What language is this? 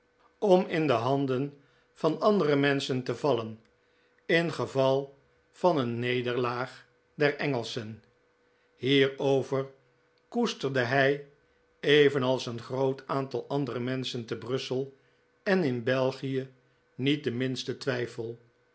Dutch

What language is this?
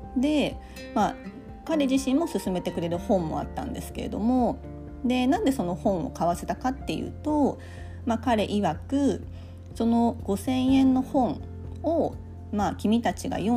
Japanese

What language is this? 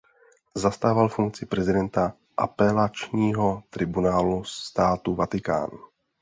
Czech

